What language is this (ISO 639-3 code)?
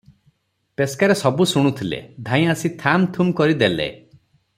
ori